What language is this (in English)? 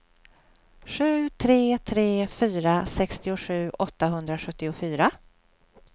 Swedish